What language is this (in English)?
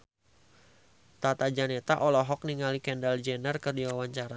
Sundanese